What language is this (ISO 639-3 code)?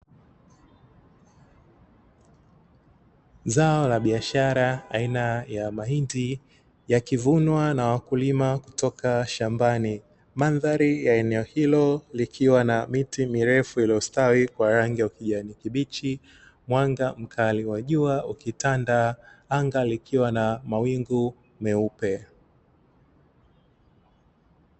swa